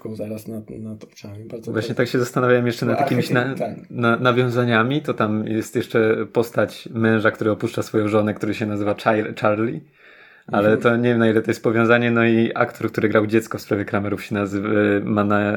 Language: Polish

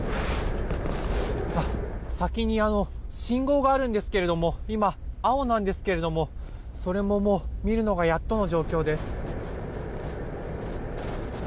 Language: Japanese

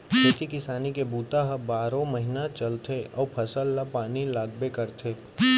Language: Chhattisgarhi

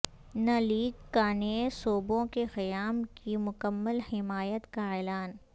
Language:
Urdu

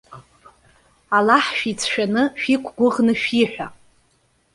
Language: Abkhazian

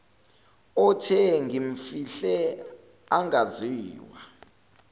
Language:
Zulu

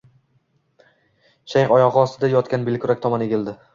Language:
Uzbek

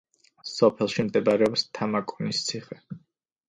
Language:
Georgian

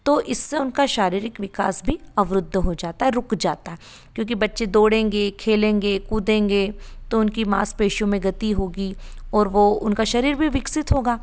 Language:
Hindi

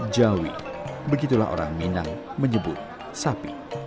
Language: Indonesian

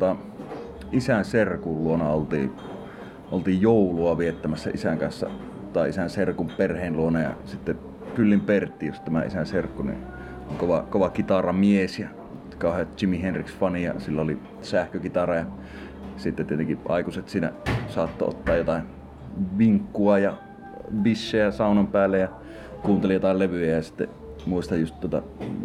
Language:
Finnish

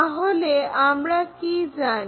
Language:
Bangla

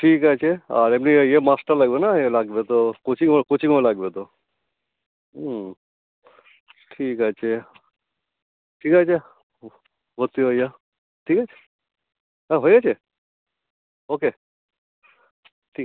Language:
Bangla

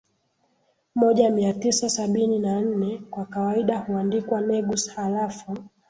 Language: Swahili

